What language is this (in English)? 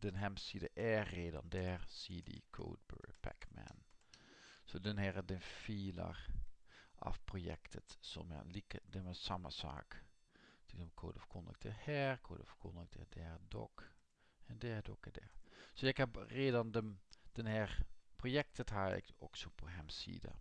Dutch